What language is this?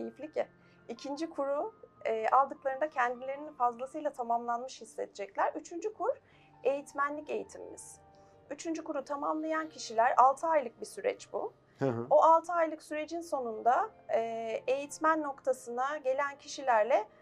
Turkish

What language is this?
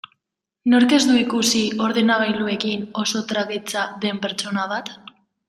Basque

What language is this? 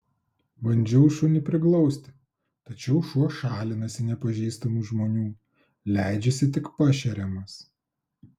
Lithuanian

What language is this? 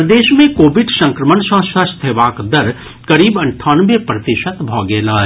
Maithili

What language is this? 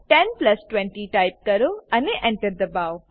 Gujarati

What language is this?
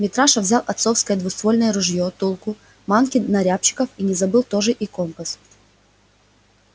Russian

